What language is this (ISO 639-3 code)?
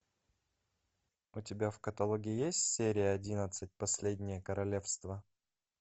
rus